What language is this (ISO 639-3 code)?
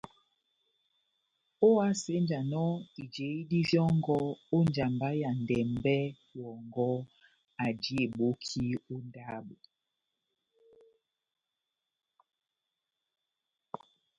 bnm